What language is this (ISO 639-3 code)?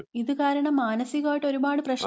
mal